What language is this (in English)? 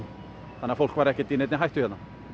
Icelandic